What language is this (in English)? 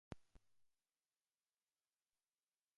Catalan